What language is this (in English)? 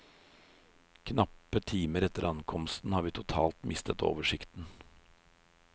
Norwegian